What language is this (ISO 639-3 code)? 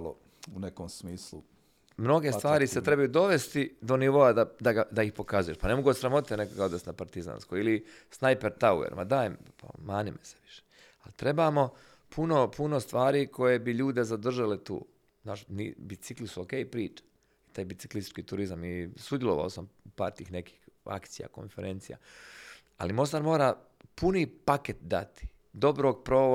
hrv